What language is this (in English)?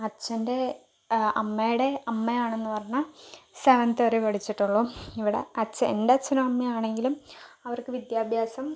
Malayalam